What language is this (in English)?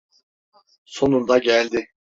Turkish